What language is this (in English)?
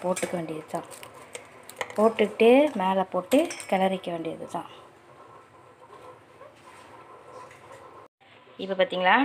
Indonesian